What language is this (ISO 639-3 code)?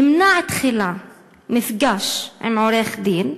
heb